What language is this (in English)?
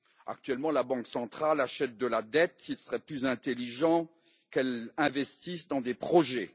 French